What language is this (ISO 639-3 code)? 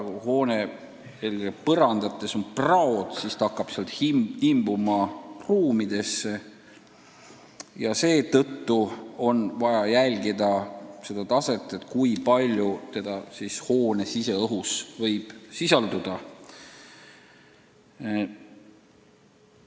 est